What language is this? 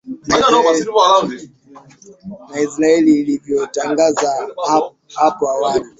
Swahili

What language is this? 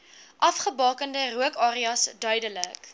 Afrikaans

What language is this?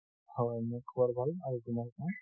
Assamese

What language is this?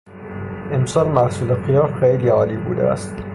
Persian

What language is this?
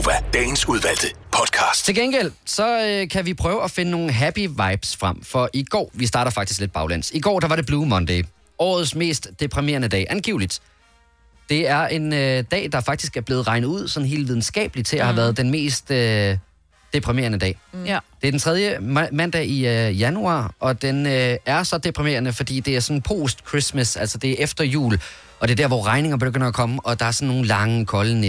Danish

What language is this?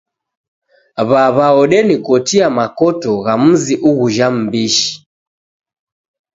Taita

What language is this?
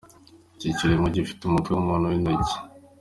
Kinyarwanda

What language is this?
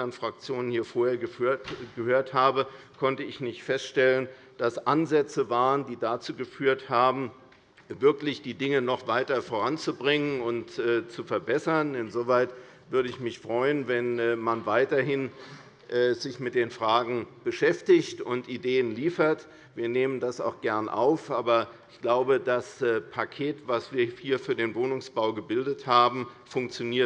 German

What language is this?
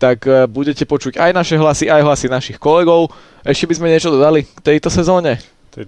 Slovak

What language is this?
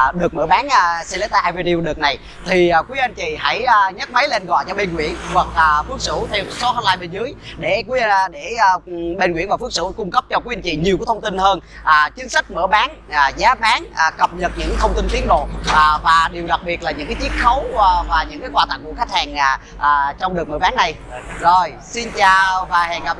Vietnamese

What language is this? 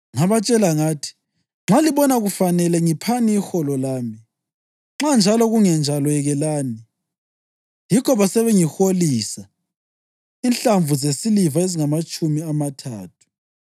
North Ndebele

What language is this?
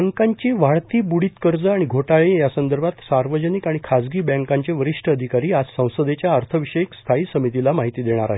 Marathi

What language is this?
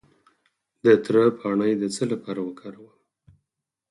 Pashto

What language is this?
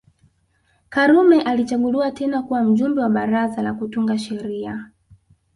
Swahili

